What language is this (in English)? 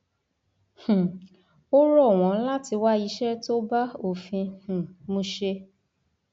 Yoruba